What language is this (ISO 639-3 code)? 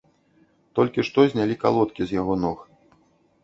bel